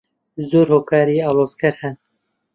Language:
Central Kurdish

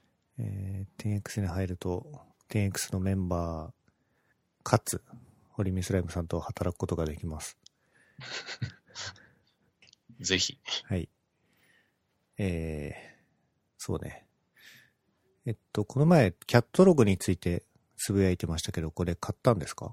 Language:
Japanese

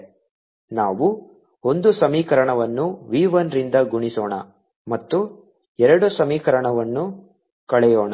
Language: Kannada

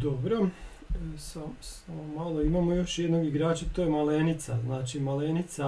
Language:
Croatian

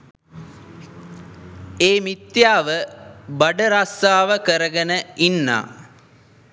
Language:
Sinhala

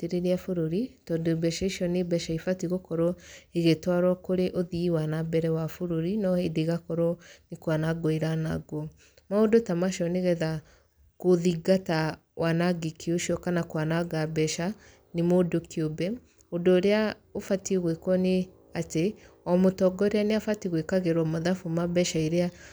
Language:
Kikuyu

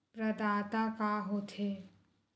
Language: Chhattisgarhi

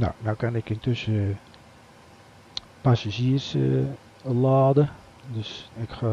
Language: Dutch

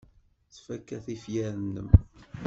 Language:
Kabyle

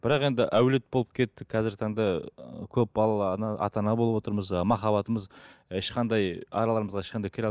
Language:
Kazakh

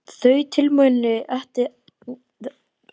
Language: Icelandic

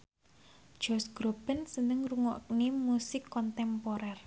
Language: Javanese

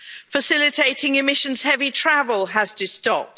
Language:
English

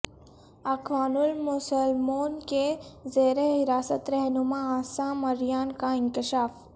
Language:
Urdu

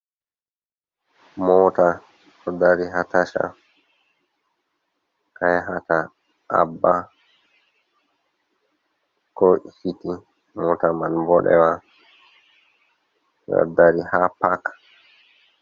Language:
Fula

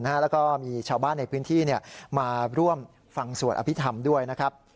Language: Thai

